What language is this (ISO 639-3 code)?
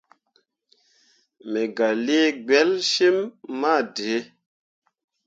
mua